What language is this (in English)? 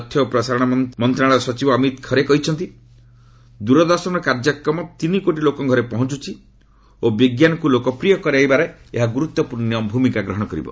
Odia